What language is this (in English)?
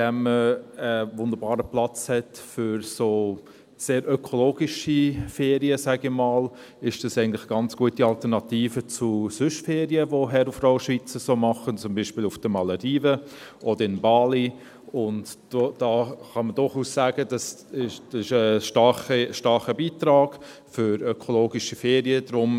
Swiss German